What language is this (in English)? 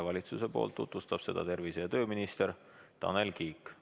Estonian